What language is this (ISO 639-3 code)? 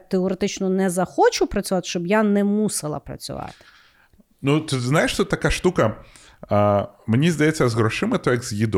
ukr